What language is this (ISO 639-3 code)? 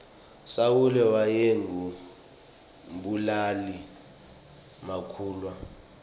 ssw